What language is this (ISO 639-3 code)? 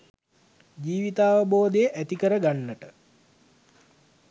sin